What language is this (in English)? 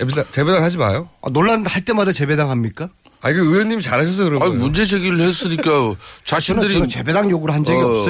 Korean